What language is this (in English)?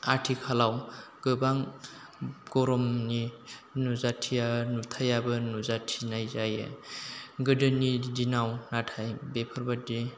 Bodo